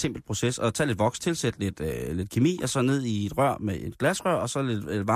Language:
Danish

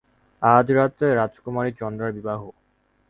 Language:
Bangla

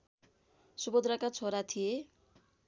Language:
Nepali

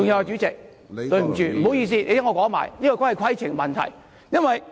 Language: Cantonese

